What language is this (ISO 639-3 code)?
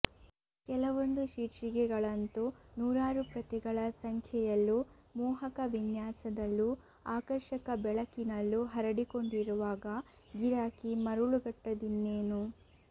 kan